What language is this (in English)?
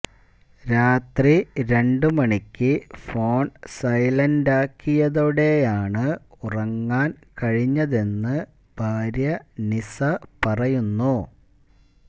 Malayalam